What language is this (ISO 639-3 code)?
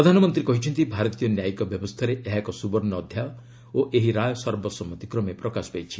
ori